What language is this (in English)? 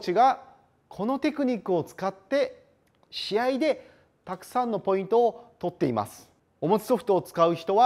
Japanese